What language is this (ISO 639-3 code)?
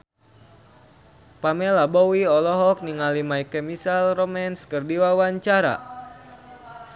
sun